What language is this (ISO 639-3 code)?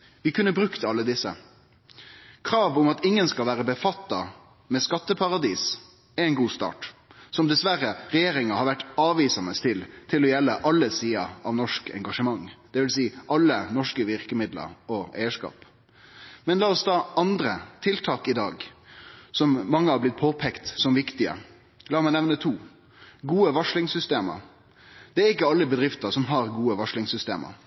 nno